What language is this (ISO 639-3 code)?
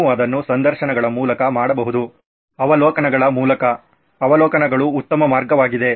kan